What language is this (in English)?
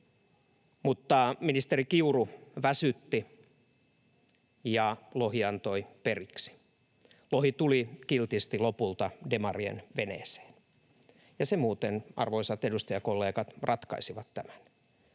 Finnish